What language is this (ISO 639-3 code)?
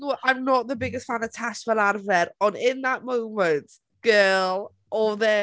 cym